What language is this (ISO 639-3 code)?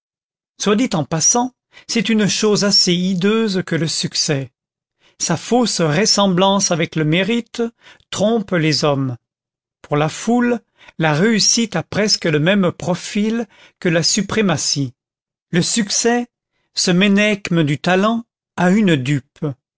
fra